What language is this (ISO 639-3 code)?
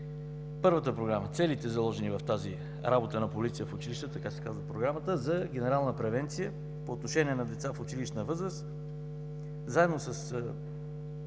bul